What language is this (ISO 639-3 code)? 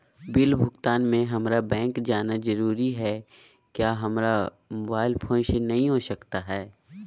mag